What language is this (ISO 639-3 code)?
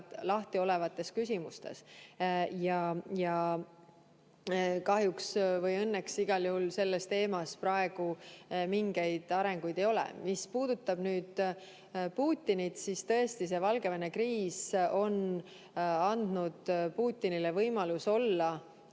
est